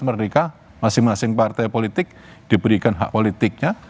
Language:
Indonesian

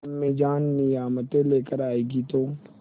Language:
Hindi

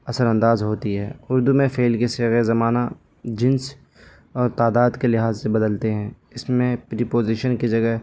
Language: Urdu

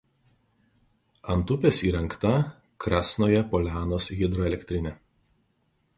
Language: Lithuanian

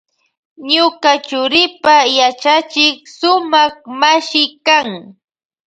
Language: Loja Highland Quichua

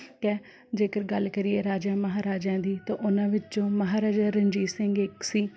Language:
Punjabi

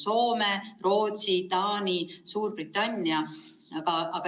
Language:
Estonian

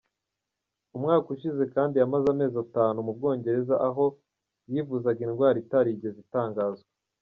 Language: Kinyarwanda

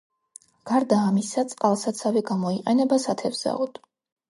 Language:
Georgian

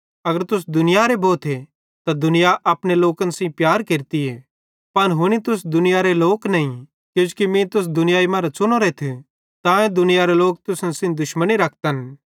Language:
Bhadrawahi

